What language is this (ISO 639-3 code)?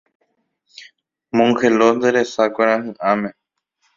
grn